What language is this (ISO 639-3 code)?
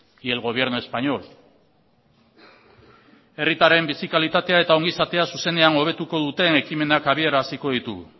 eus